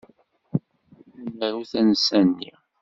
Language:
Kabyle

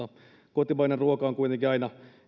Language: Finnish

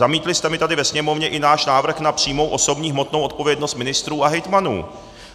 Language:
Czech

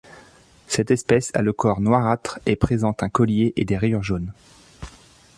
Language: French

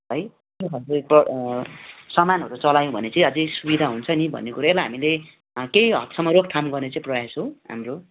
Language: Nepali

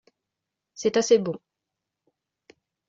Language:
French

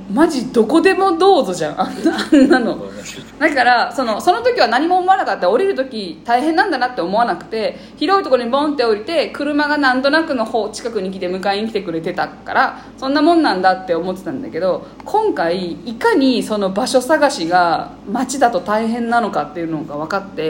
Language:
Japanese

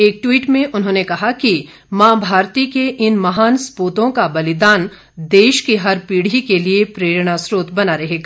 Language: Hindi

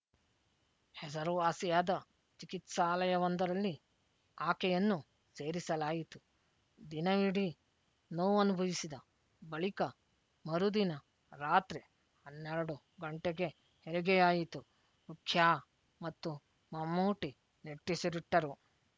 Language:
Kannada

